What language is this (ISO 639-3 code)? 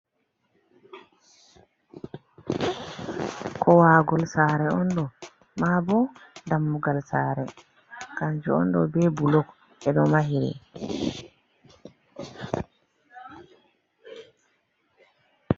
ful